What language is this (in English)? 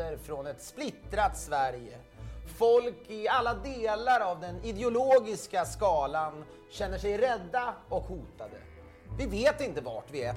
Swedish